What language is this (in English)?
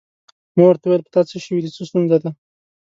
Pashto